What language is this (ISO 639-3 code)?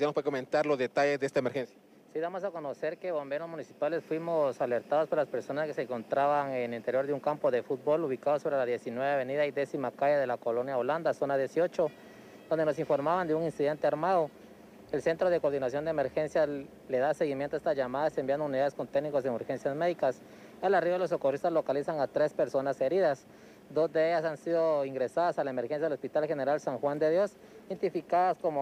spa